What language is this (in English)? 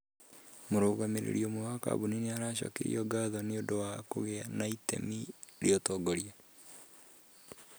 Kikuyu